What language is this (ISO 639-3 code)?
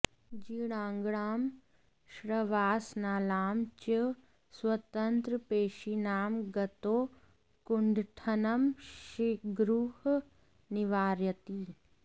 san